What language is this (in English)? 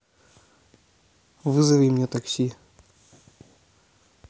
Russian